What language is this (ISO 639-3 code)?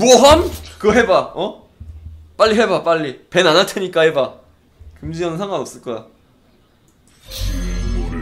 kor